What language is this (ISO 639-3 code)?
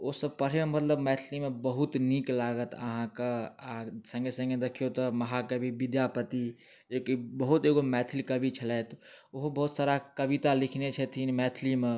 mai